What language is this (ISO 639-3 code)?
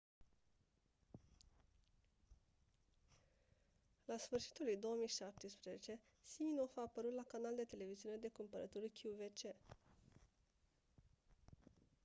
ron